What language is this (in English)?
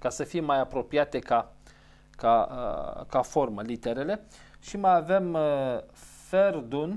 Romanian